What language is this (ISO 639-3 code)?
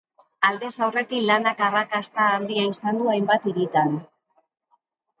eus